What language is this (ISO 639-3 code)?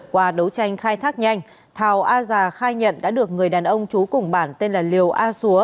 vie